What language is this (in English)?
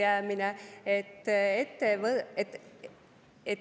Estonian